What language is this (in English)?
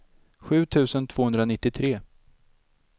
Swedish